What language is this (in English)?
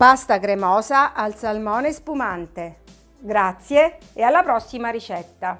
Italian